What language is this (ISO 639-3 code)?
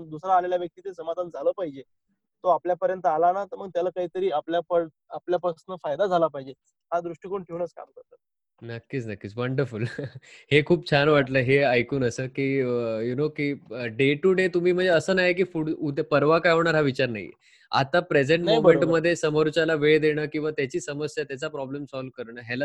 mar